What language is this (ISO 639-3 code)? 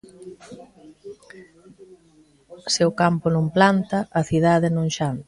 glg